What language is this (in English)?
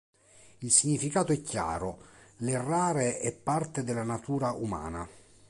Italian